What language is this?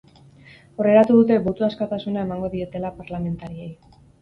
Basque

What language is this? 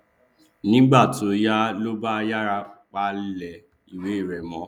Yoruba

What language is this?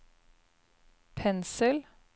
Norwegian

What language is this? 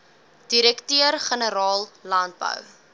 Afrikaans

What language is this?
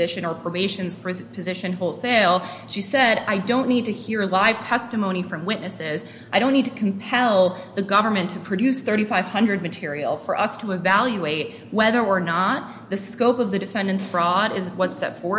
English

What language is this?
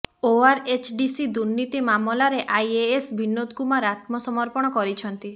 Odia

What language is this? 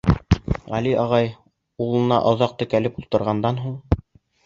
Bashkir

